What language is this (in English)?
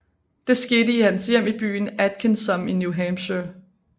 Danish